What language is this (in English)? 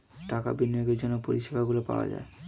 Bangla